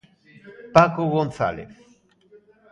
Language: Galician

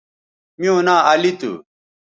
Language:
Bateri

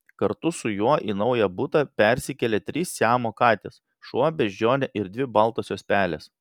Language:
Lithuanian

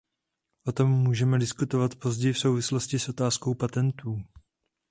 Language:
Czech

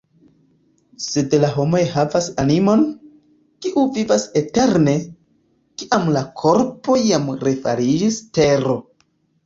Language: Esperanto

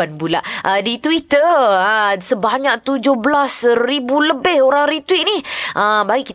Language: Malay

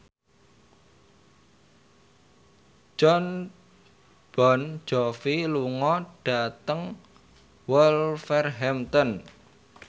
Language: Javanese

